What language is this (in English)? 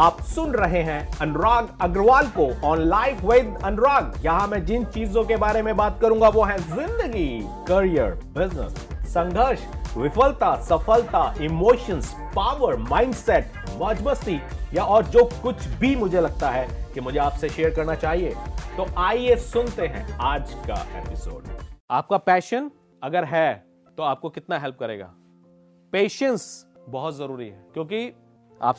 Hindi